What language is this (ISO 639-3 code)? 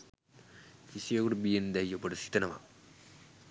sin